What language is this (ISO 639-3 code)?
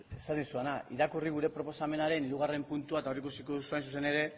eus